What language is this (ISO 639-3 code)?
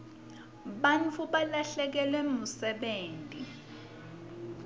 ssw